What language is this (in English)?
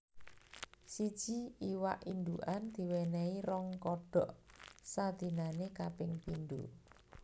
Javanese